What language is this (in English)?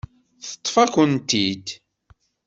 Kabyle